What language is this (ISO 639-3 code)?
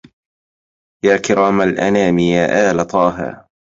ara